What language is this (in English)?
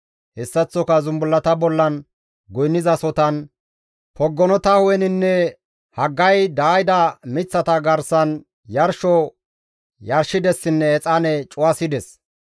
Gamo